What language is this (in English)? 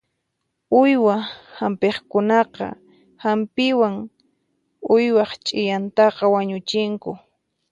Puno Quechua